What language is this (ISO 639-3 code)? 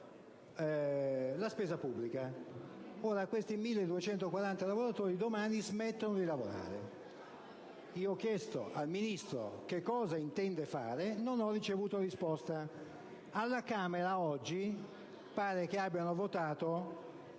ita